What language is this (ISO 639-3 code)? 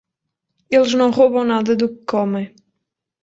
por